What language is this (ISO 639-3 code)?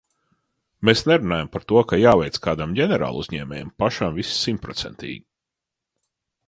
lav